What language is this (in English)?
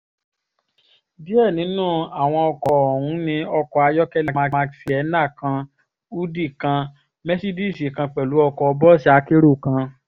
Yoruba